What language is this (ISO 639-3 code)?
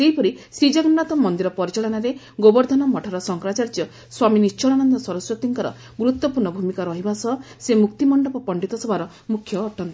ori